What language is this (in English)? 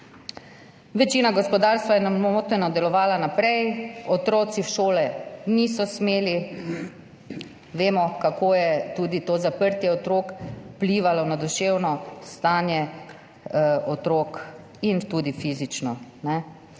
Slovenian